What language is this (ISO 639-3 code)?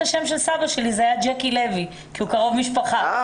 heb